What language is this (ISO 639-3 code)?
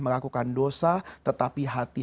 ind